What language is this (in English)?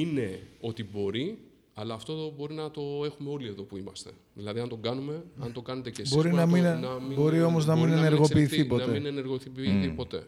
Greek